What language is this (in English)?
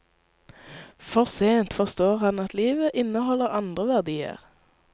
Norwegian